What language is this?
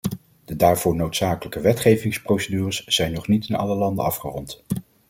Dutch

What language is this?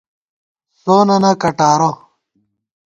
Gawar-Bati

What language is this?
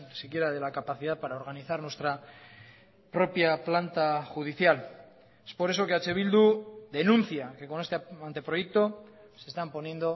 Spanish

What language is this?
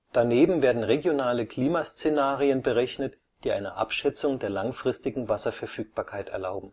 German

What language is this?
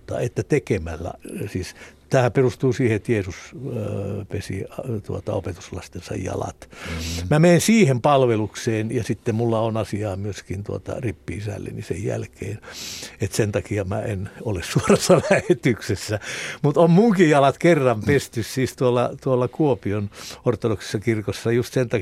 Finnish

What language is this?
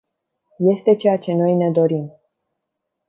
Romanian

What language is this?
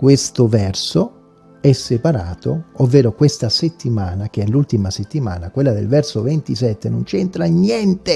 Italian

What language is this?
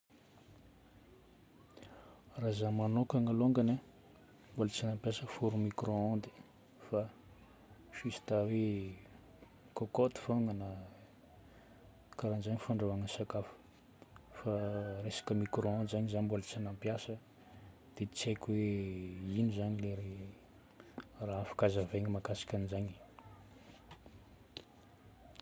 Northern Betsimisaraka Malagasy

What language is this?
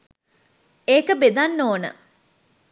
Sinhala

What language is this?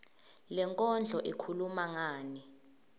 Swati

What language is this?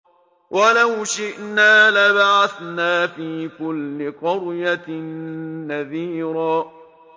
Arabic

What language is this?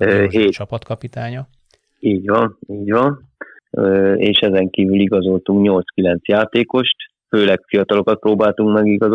Hungarian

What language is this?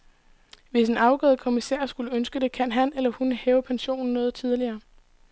Danish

